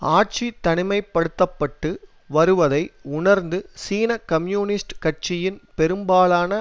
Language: Tamil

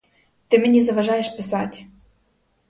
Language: Ukrainian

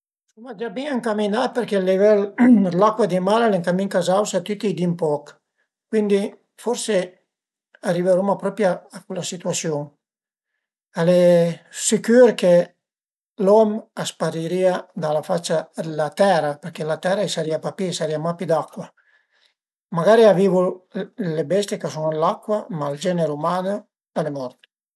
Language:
Piedmontese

